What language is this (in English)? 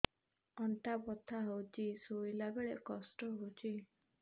Odia